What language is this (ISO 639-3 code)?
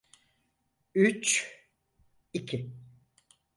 tur